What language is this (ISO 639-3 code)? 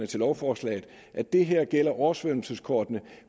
dan